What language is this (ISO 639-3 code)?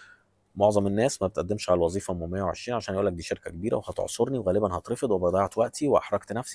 ara